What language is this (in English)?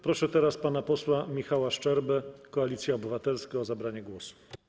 Polish